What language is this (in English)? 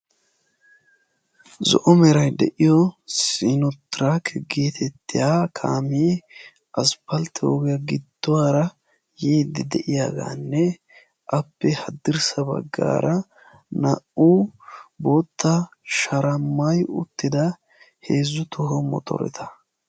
Wolaytta